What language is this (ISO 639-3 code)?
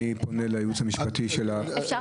heb